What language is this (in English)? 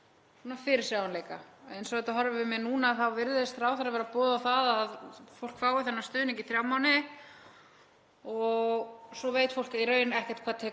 Icelandic